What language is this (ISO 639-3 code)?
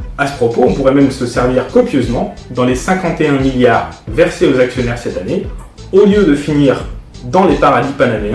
fra